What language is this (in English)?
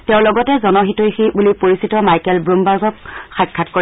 Assamese